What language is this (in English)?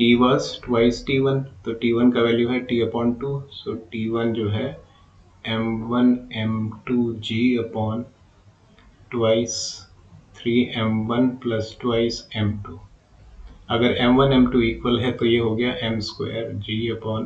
Hindi